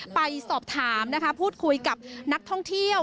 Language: Thai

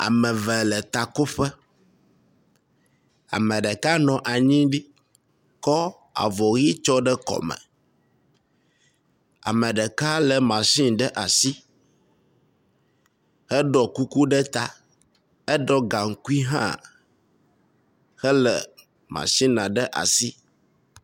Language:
Ewe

